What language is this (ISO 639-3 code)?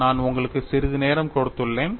tam